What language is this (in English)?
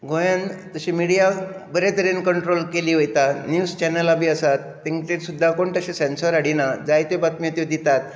Konkani